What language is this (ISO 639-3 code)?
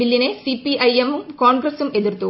mal